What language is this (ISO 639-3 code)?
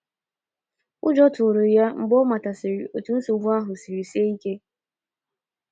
ibo